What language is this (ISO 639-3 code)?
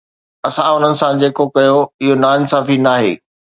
snd